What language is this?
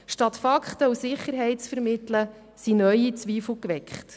Swiss German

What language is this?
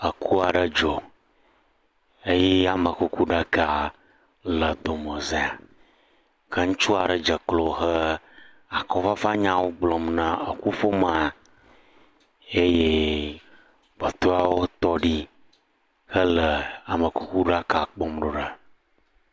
Ewe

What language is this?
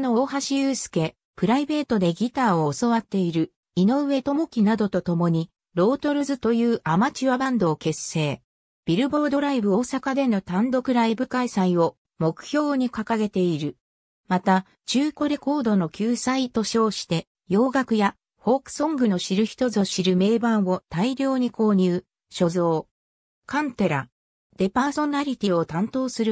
Japanese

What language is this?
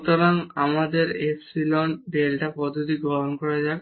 Bangla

